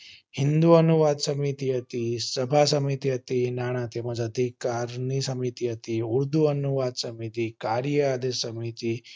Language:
Gujarati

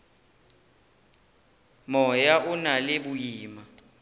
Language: Northern Sotho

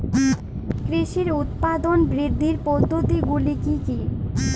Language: Bangla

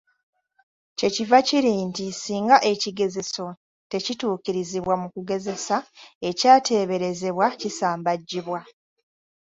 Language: Ganda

